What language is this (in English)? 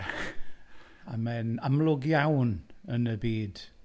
Welsh